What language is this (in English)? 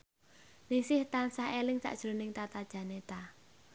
Javanese